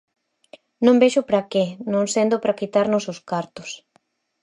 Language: Galician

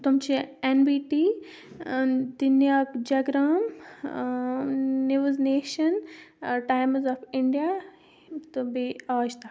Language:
Kashmiri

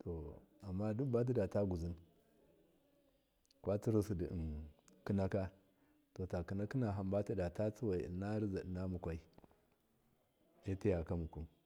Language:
Miya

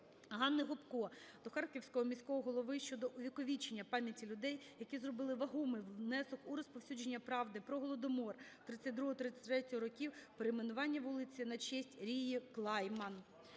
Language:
Ukrainian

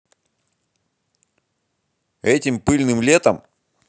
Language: Russian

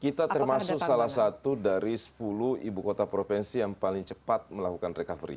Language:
Indonesian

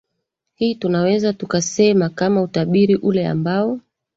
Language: Swahili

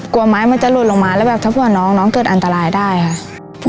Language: Thai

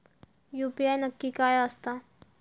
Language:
Marathi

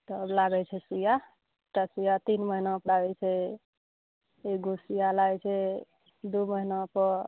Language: Maithili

